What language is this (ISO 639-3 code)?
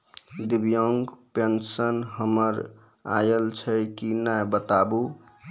mai